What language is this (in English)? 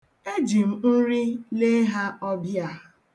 Igbo